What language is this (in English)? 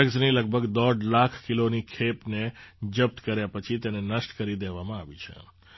Gujarati